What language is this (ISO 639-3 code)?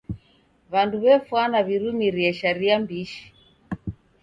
dav